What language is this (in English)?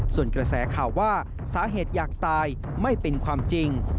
Thai